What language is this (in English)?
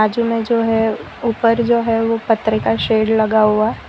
Hindi